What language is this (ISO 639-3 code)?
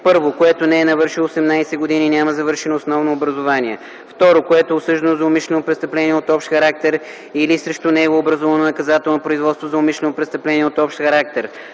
bul